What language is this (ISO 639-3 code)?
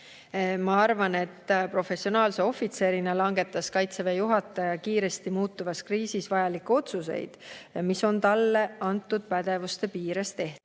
est